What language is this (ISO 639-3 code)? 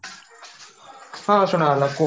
ori